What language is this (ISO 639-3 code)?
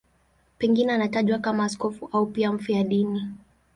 swa